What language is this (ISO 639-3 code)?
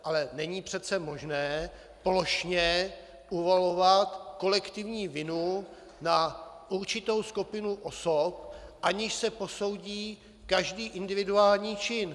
ces